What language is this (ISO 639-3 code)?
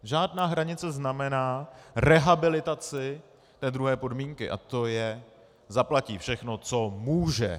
ces